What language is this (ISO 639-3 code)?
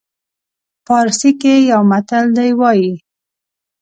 pus